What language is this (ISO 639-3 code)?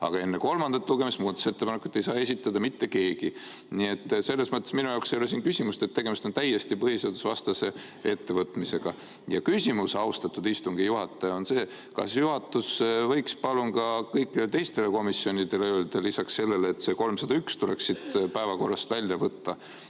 est